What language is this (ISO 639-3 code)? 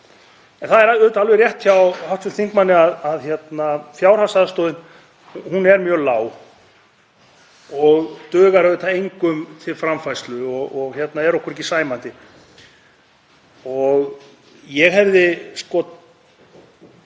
isl